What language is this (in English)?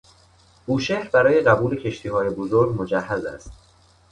Persian